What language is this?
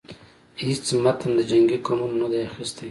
Pashto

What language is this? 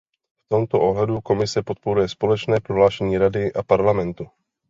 Czech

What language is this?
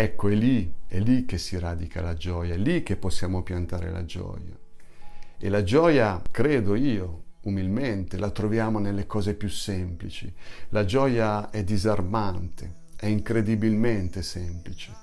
Italian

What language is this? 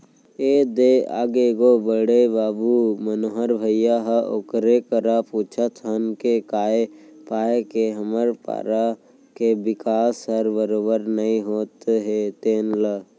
Chhattisgarhi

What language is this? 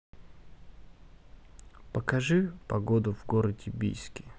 Russian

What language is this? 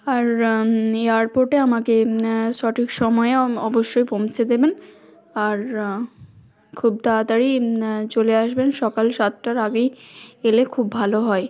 Bangla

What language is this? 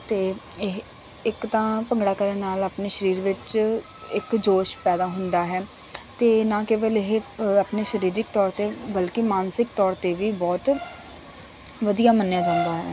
Punjabi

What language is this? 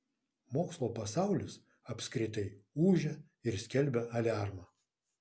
Lithuanian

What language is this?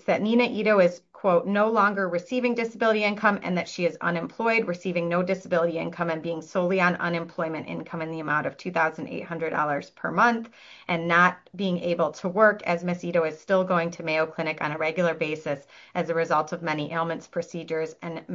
English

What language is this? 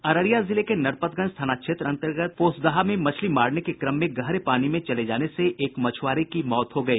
Hindi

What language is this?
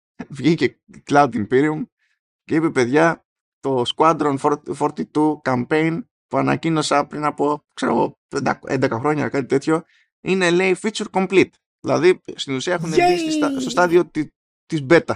Greek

